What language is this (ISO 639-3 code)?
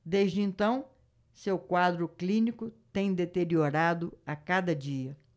por